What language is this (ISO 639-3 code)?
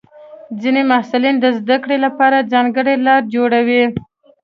pus